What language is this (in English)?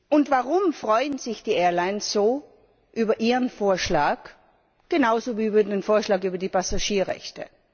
German